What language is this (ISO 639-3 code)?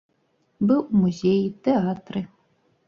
bel